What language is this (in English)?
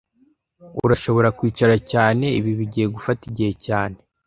Kinyarwanda